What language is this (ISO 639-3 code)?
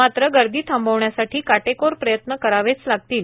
mar